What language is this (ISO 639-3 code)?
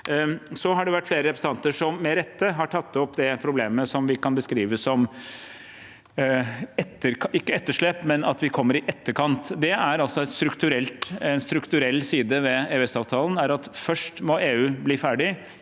nor